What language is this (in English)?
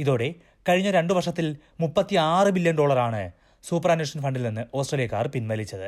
Malayalam